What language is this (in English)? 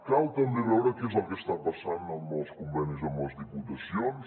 Catalan